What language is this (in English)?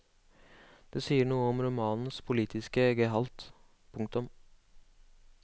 Norwegian